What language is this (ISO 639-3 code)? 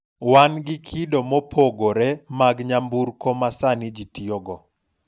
luo